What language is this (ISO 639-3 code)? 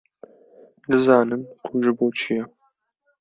kur